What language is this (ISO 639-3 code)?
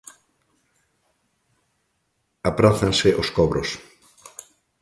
glg